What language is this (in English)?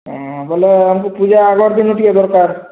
Odia